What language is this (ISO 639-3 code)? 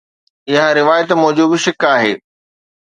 snd